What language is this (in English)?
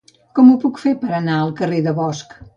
Catalan